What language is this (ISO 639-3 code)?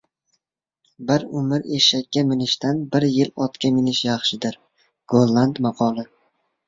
uzb